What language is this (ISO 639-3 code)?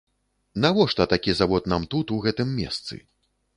bel